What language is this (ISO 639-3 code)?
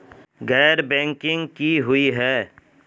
mag